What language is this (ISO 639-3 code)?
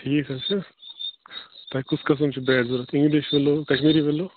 kas